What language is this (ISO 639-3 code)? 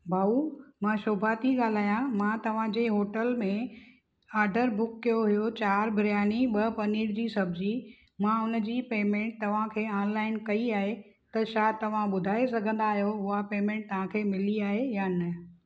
snd